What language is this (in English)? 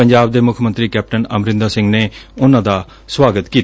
Punjabi